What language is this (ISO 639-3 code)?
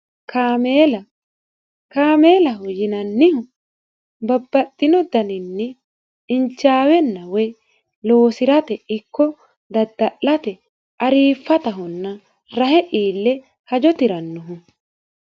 sid